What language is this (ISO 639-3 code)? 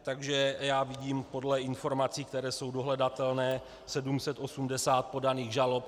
ces